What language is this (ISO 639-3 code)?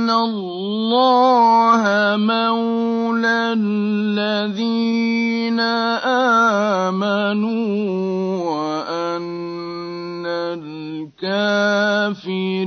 ara